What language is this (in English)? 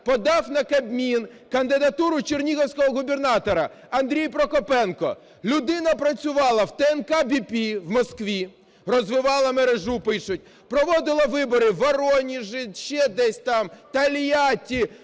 Ukrainian